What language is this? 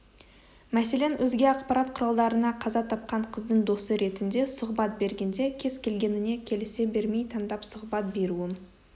Kazakh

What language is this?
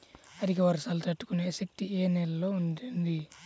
Telugu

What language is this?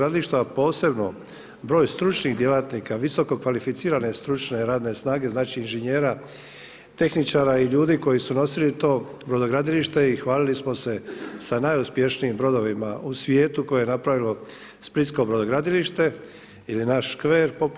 Croatian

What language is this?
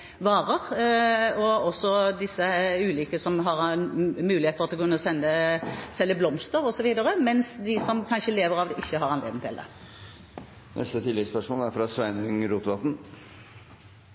Norwegian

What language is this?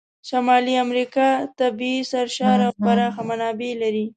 Pashto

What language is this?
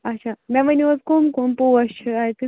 Kashmiri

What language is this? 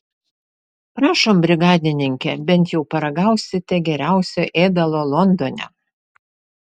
Lithuanian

